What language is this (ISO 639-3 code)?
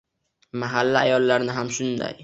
uzb